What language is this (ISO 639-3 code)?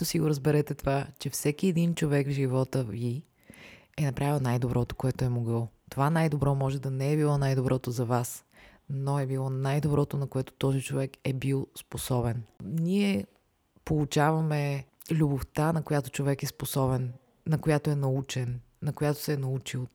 bul